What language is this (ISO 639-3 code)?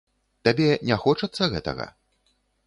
bel